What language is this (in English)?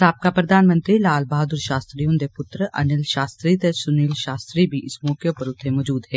Dogri